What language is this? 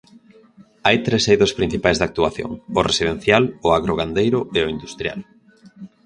Galician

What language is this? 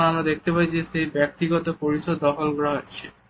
Bangla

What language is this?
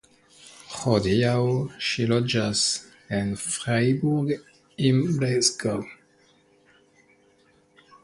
Esperanto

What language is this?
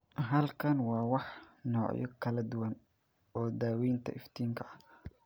Somali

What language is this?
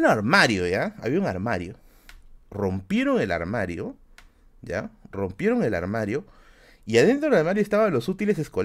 Spanish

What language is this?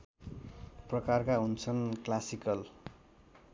Nepali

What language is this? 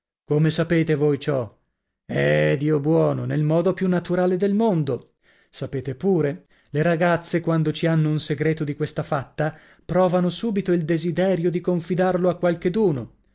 Italian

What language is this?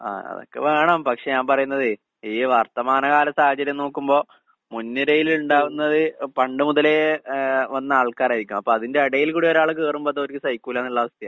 Malayalam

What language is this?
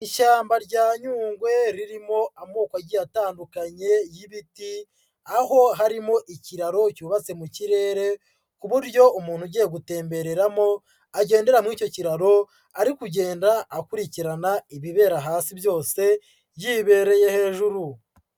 Kinyarwanda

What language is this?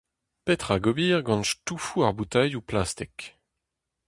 Breton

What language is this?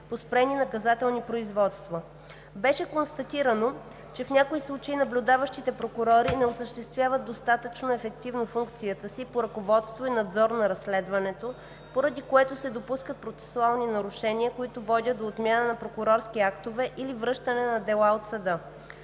Bulgarian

